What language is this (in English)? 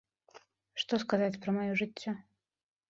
Belarusian